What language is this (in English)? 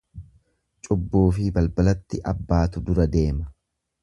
Oromo